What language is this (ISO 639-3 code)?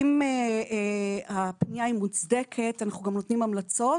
heb